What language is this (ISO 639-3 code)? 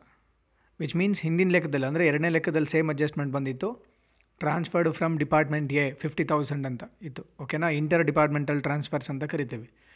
kan